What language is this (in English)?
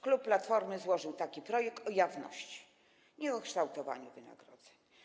Polish